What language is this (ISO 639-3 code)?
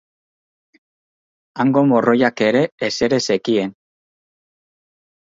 eus